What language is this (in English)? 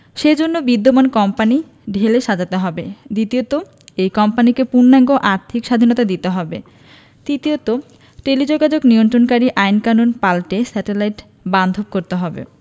Bangla